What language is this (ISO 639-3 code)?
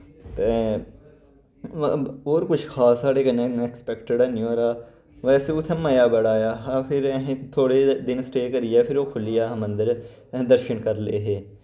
doi